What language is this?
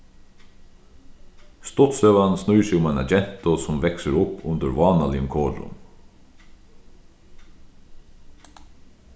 Faroese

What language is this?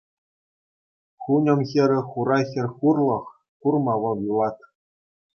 Chuvash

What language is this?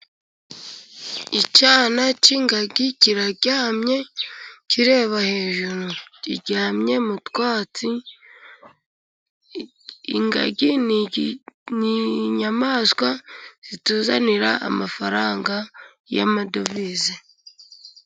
Kinyarwanda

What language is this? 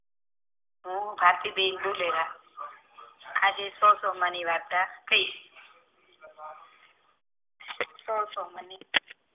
Gujarati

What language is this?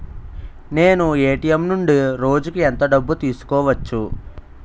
Telugu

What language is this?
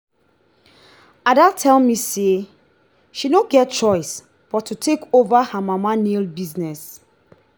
Nigerian Pidgin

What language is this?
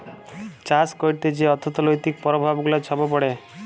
Bangla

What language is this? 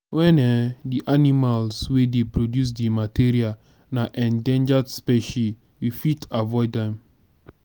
Nigerian Pidgin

